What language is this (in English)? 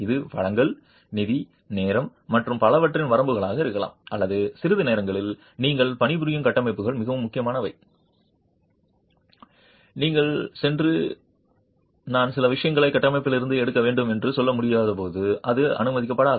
Tamil